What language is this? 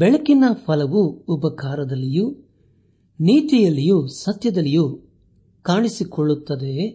Kannada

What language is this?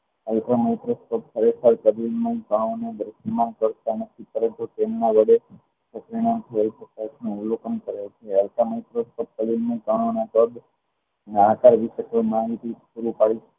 Gujarati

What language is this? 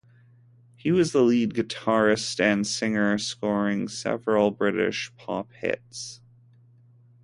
English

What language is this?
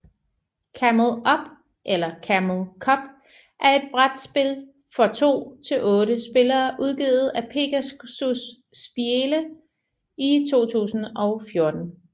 Danish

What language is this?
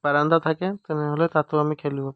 Assamese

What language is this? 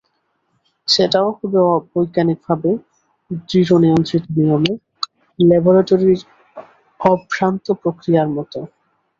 Bangla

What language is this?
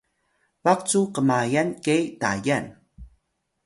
Atayal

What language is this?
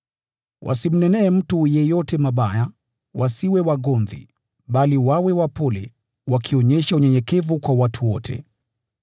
Swahili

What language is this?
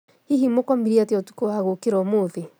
Kikuyu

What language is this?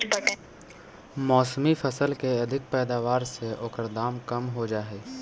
Magahi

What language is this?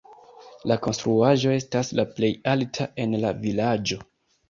Esperanto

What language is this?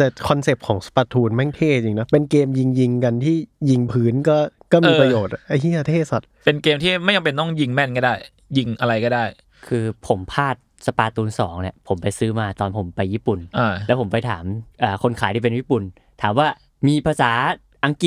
Thai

